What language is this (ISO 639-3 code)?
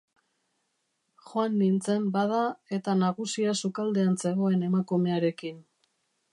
eus